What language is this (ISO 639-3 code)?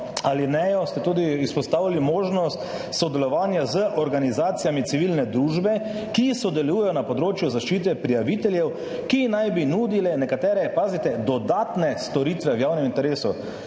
slv